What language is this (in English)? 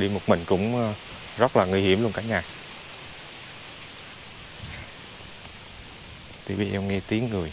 Vietnamese